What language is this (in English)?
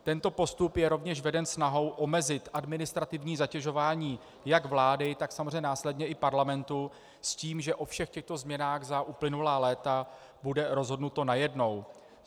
Czech